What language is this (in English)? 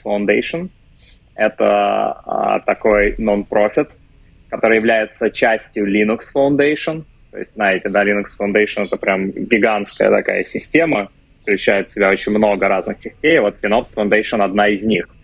Russian